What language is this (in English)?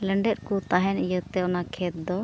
Santali